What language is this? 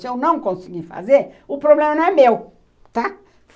Portuguese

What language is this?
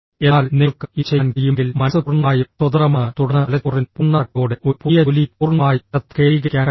Malayalam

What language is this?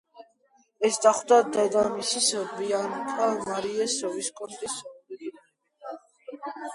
Georgian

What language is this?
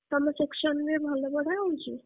Odia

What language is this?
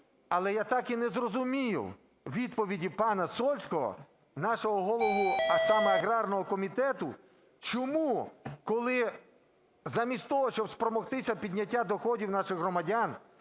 Ukrainian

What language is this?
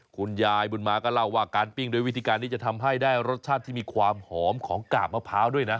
Thai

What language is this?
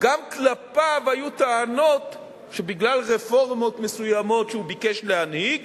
Hebrew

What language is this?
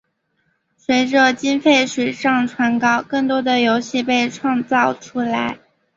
Chinese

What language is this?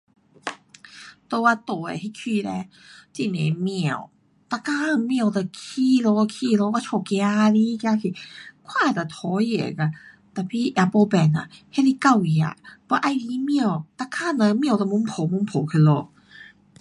Pu-Xian Chinese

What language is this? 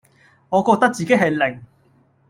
Cantonese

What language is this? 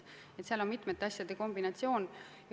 Estonian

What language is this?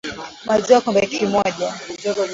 Swahili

